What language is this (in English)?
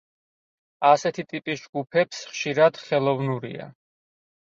Georgian